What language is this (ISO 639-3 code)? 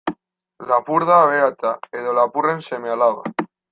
eus